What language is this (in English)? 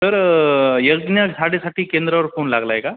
Marathi